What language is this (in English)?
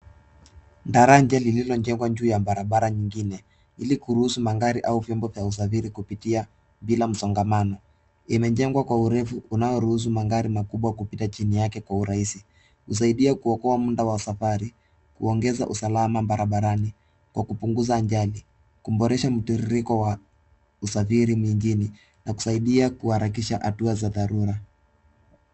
Swahili